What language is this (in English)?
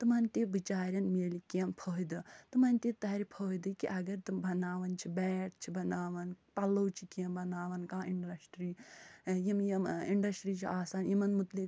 Kashmiri